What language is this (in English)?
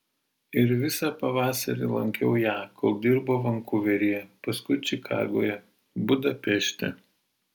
Lithuanian